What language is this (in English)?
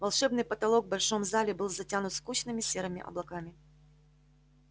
Russian